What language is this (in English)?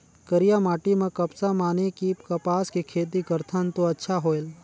Chhattisgarhi